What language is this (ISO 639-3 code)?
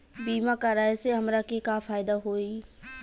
bho